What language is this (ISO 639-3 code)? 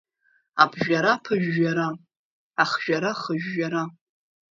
abk